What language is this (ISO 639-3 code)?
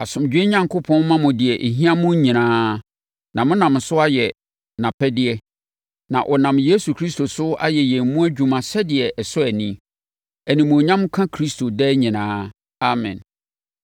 aka